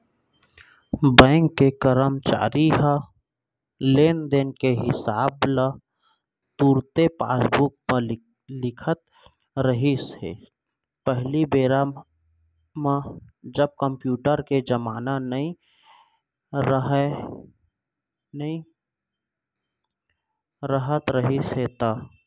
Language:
Chhattisgarhi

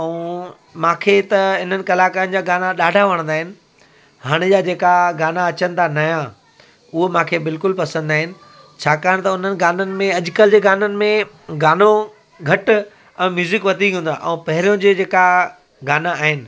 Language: Sindhi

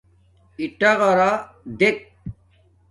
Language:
Domaaki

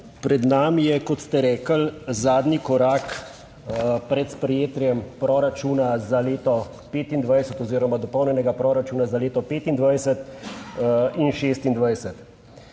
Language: Slovenian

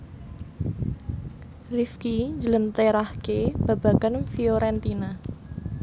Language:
Javanese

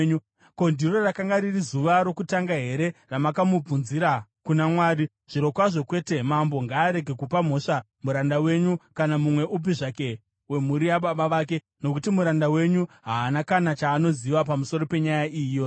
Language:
Shona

